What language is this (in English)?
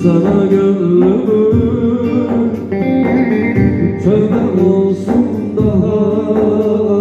Turkish